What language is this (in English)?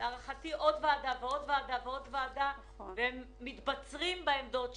Hebrew